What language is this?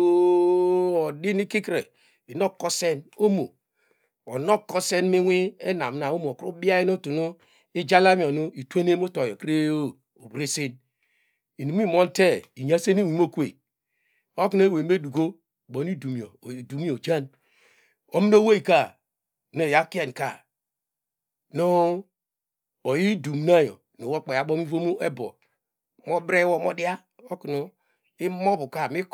Degema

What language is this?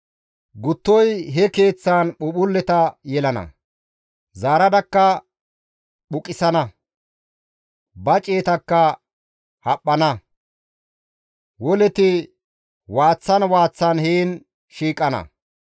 Gamo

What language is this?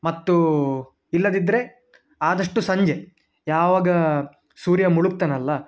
Kannada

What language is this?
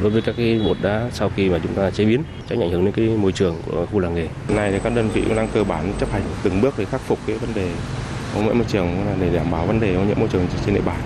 Vietnamese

